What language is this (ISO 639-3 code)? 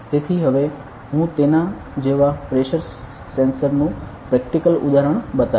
guj